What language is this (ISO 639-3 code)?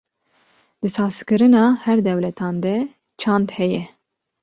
kur